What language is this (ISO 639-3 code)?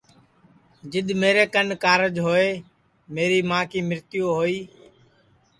ssi